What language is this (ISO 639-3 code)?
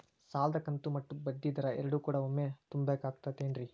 kan